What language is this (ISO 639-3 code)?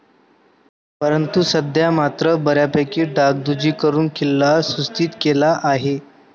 mar